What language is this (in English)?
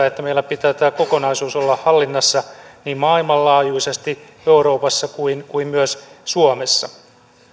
Finnish